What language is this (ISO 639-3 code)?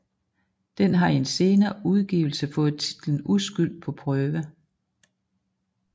dan